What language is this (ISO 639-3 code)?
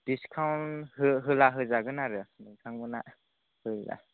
brx